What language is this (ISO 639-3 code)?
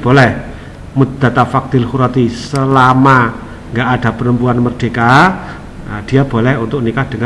ind